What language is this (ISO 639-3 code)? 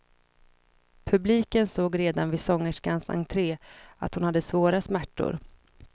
swe